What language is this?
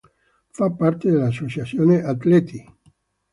Italian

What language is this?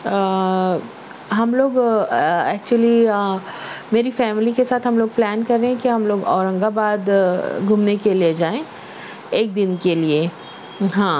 Urdu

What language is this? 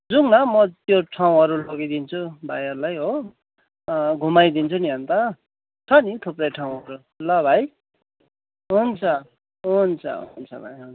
Nepali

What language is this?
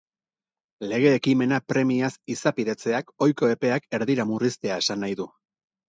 Basque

